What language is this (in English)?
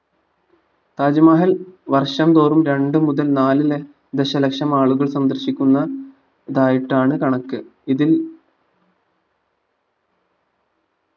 Malayalam